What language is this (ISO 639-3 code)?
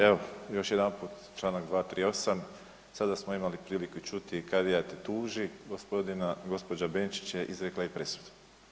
hrv